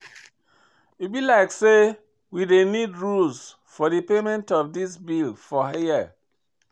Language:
Nigerian Pidgin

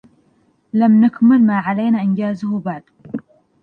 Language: Arabic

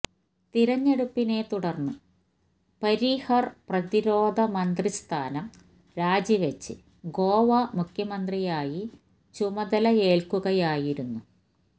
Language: Malayalam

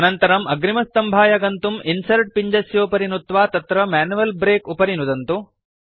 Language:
Sanskrit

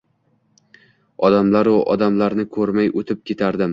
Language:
Uzbek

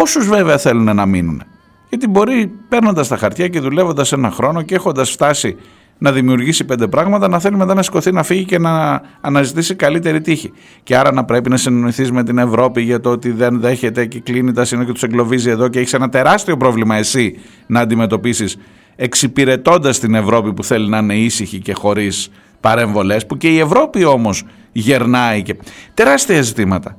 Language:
Greek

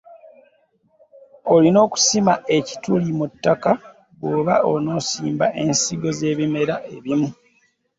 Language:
Ganda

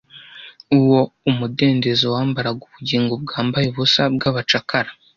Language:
Kinyarwanda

